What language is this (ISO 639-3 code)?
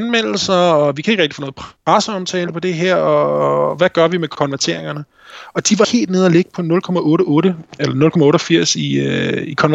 dan